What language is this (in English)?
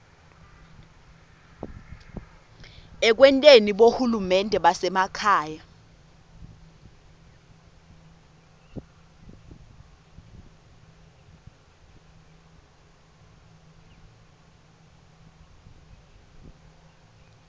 Swati